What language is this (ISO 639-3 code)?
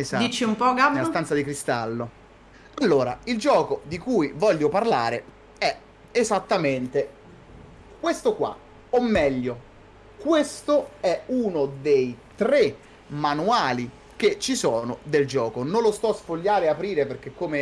ita